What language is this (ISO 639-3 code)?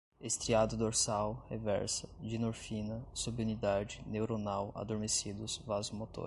por